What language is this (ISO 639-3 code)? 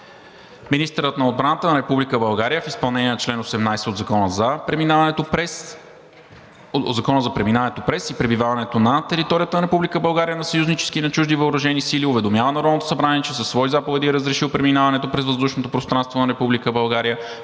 bul